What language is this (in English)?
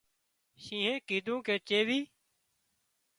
Wadiyara Koli